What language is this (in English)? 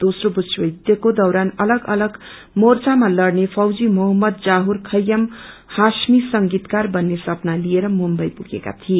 Nepali